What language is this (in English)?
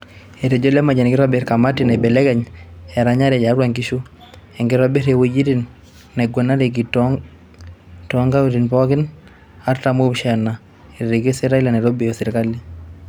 Masai